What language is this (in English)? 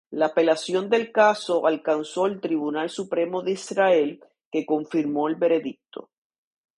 Spanish